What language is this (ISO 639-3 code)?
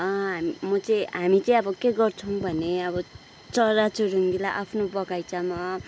nep